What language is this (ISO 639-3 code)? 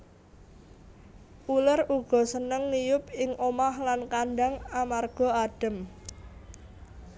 jav